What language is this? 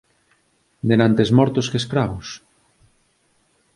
Galician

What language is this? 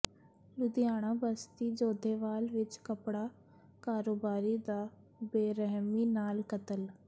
Punjabi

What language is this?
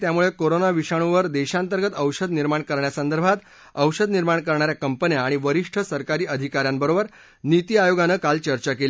Marathi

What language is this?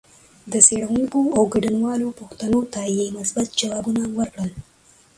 Pashto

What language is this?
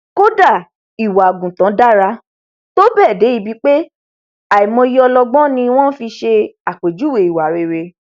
Yoruba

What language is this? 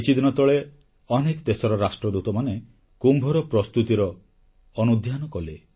Odia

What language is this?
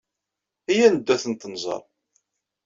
Kabyle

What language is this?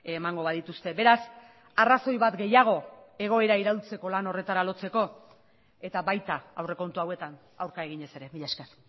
Basque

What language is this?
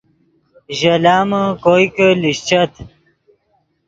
Yidgha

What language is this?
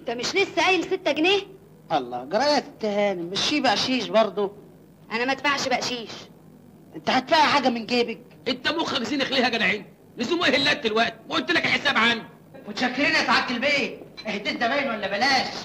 Arabic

